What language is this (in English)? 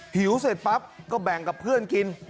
Thai